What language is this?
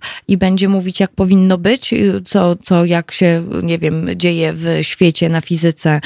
Polish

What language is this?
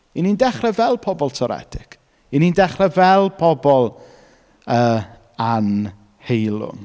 Welsh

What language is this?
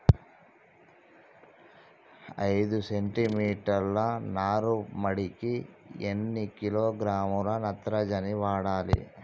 Telugu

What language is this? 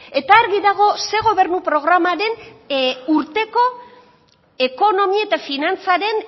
Basque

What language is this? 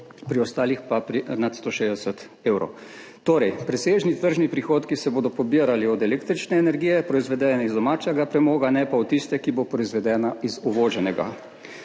Slovenian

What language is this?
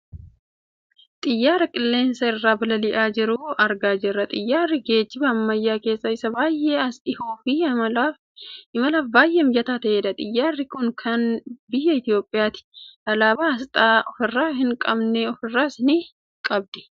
Oromo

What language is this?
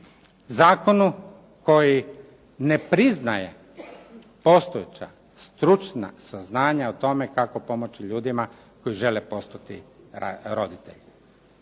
Croatian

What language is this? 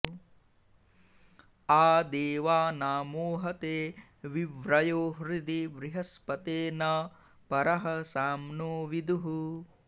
Sanskrit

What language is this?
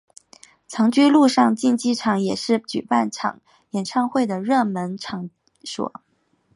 Chinese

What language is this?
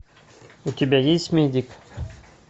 Russian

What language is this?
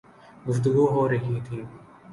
Urdu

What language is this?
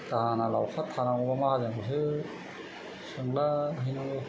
Bodo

